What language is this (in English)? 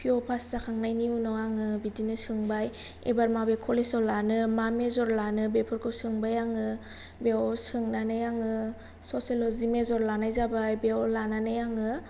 Bodo